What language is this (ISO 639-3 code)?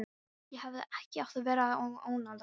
isl